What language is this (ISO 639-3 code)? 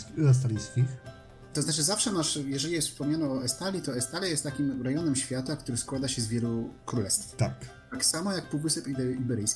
pol